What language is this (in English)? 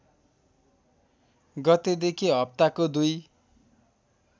Nepali